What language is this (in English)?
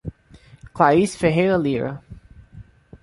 Portuguese